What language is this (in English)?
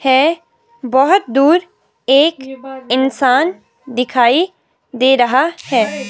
Hindi